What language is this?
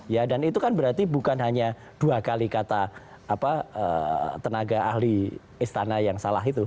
Indonesian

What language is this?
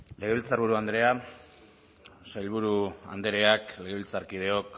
Basque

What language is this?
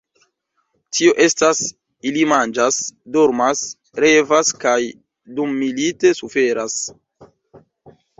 Esperanto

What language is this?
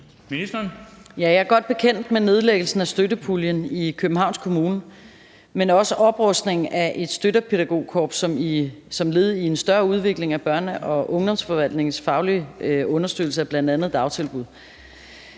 Danish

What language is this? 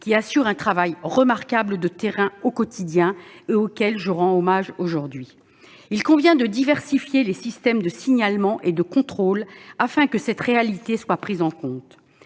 French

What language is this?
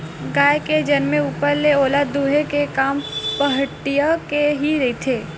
Chhattisgarhi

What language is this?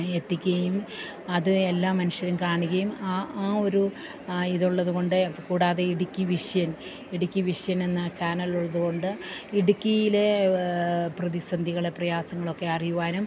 Malayalam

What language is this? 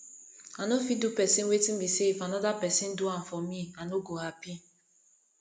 Nigerian Pidgin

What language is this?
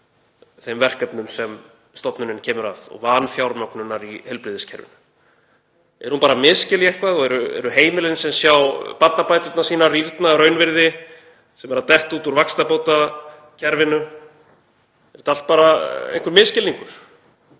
Icelandic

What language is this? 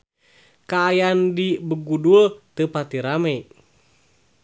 Sundanese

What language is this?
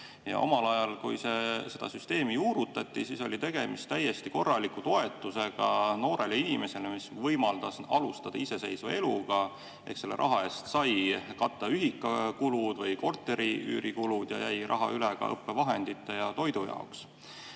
Estonian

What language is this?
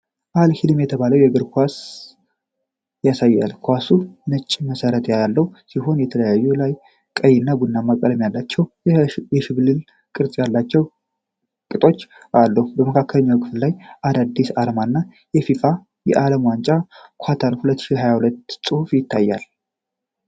Amharic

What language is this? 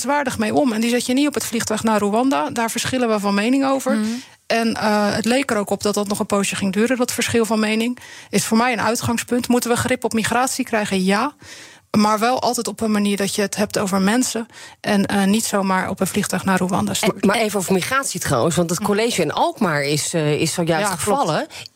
Dutch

